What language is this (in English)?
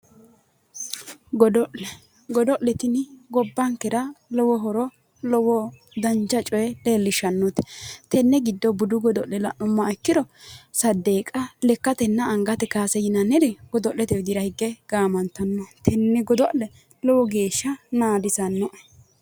Sidamo